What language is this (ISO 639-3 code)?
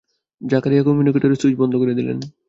ben